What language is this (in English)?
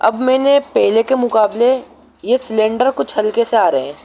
Urdu